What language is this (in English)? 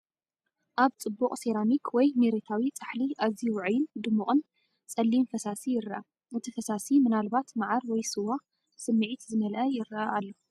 Tigrinya